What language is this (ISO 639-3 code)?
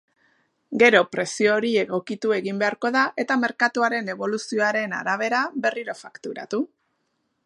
eus